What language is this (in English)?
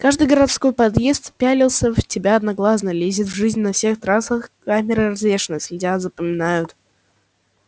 Russian